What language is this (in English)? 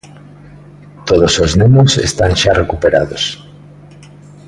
Galician